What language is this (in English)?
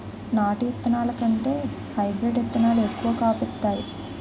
Telugu